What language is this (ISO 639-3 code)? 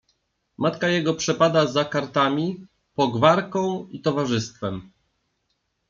pol